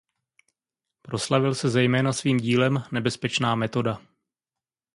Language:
Czech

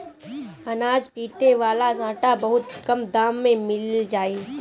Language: Bhojpuri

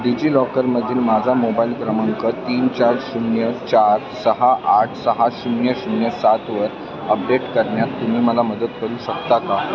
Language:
Marathi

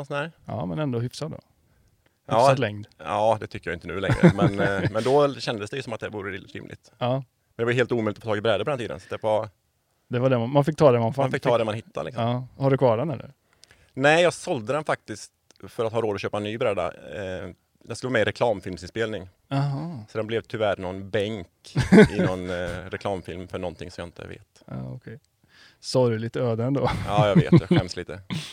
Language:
Swedish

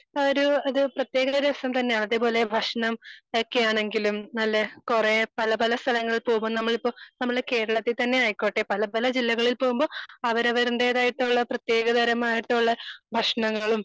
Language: Malayalam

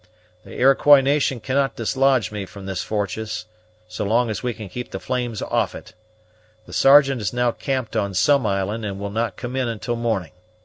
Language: English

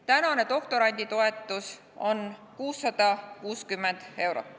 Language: Estonian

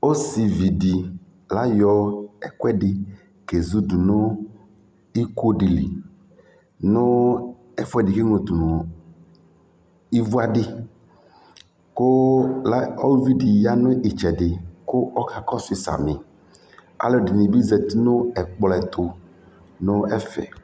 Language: Ikposo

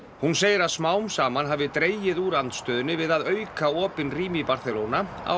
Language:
Icelandic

